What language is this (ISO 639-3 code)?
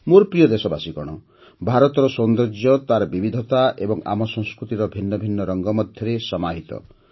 ori